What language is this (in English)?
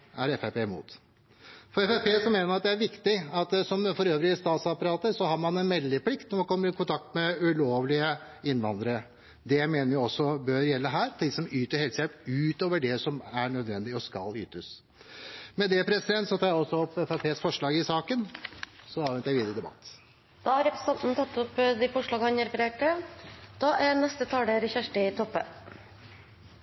Norwegian